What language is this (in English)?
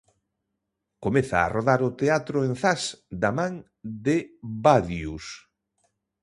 Galician